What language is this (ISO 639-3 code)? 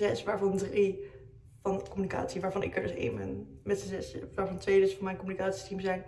nld